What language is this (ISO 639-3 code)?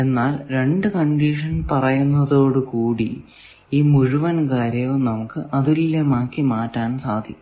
mal